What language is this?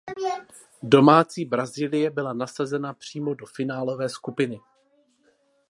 Czech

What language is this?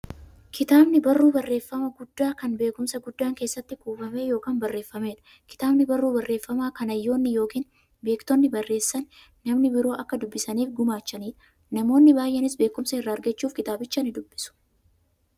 Oromo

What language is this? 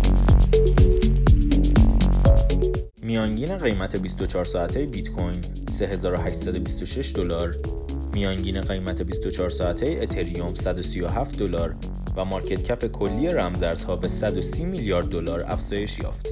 Persian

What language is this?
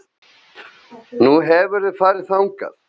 Icelandic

